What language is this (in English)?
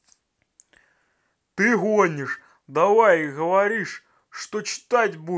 Russian